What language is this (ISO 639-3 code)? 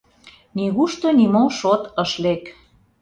chm